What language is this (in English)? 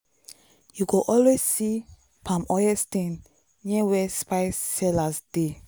Nigerian Pidgin